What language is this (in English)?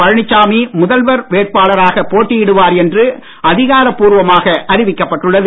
Tamil